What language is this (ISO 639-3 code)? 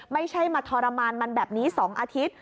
tha